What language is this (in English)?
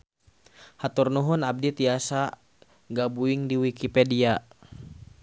Sundanese